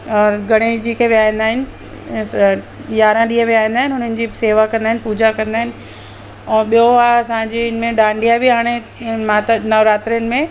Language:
Sindhi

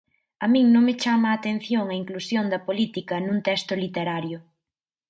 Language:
Galician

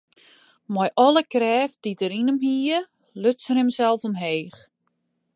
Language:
Western Frisian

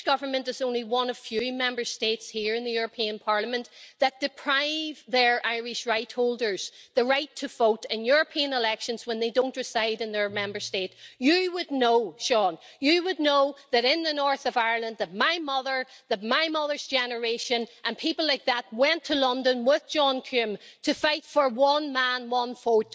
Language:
English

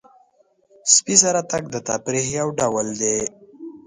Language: Pashto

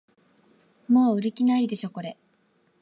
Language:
Japanese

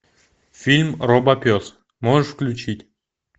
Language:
Russian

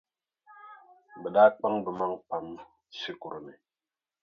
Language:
Dagbani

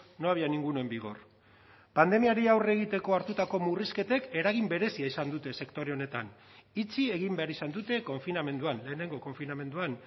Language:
Basque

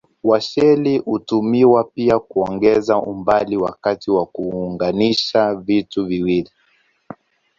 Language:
Swahili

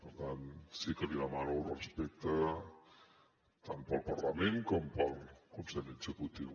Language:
Catalan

